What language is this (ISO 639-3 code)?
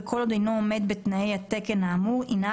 heb